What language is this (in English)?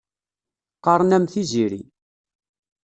Kabyle